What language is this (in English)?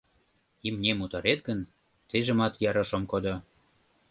Mari